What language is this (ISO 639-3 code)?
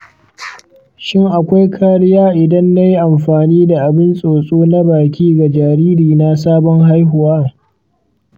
hau